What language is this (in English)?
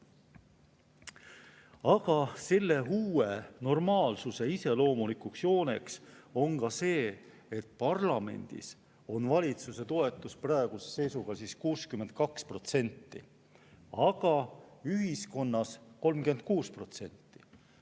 Estonian